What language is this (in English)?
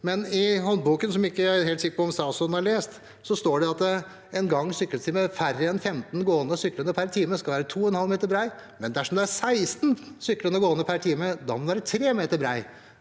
Norwegian